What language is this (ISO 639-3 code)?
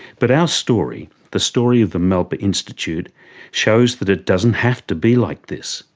eng